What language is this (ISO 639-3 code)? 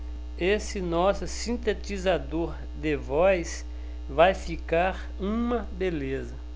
por